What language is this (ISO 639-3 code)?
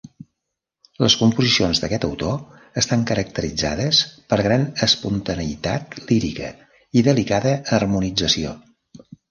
cat